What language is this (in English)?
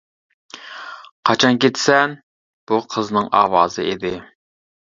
Uyghur